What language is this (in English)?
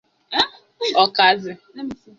Igbo